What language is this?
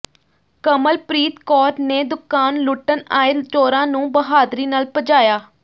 Punjabi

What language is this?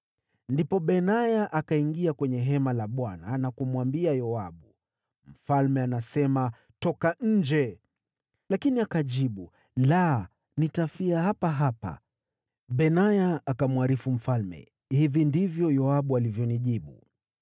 Swahili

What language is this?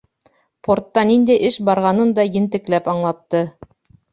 Bashkir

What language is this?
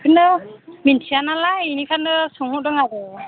Bodo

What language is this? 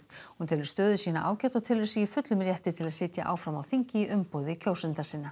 Icelandic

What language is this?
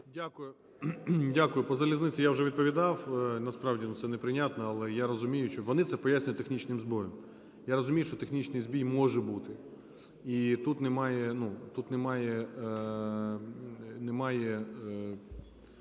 Ukrainian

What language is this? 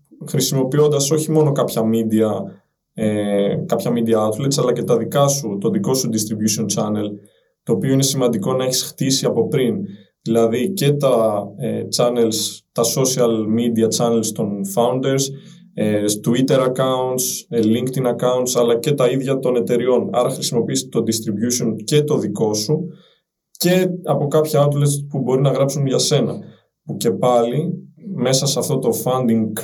Greek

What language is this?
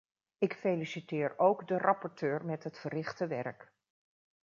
Dutch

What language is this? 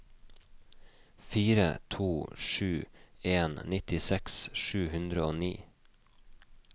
Norwegian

